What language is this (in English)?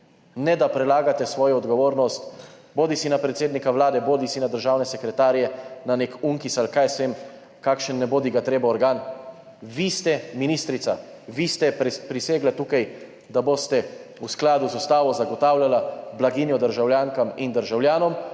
Slovenian